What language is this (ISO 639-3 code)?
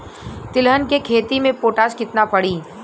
bho